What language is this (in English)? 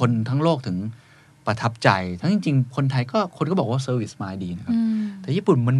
Thai